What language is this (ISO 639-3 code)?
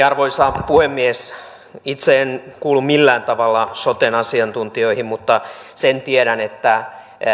fin